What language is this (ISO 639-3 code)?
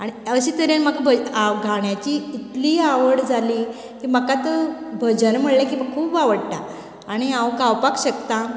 kok